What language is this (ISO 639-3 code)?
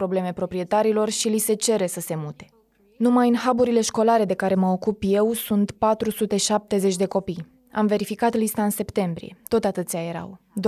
ron